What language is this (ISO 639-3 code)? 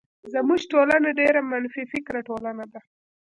pus